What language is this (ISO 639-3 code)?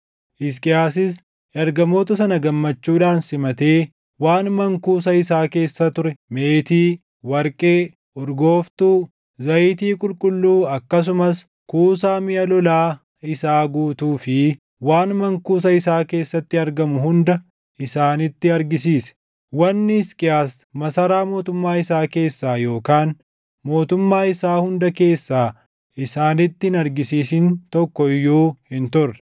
orm